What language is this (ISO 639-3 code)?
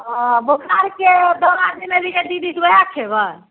mai